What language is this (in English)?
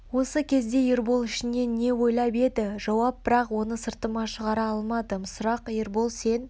Kazakh